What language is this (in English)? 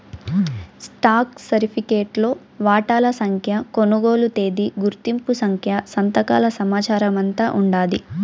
Telugu